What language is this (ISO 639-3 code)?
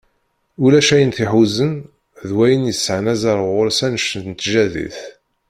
kab